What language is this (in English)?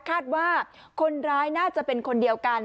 Thai